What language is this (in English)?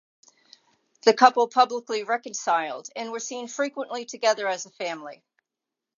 English